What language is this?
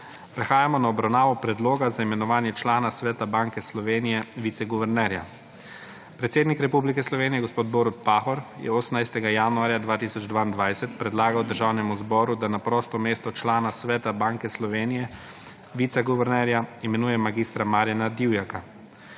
Slovenian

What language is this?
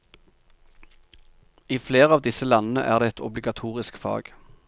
Norwegian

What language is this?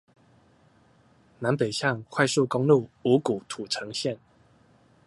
Chinese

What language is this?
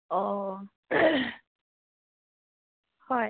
Assamese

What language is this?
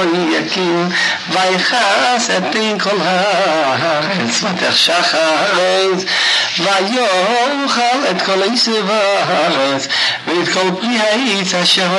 Russian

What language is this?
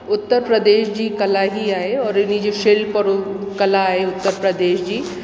Sindhi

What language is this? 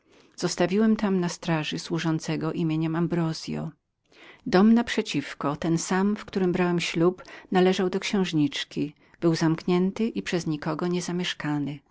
Polish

